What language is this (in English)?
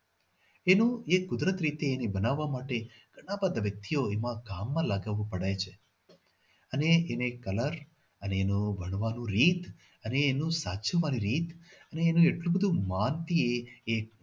Gujarati